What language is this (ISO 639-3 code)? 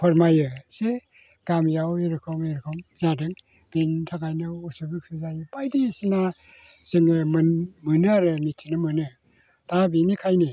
brx